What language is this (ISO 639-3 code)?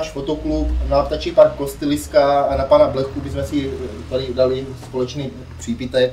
ces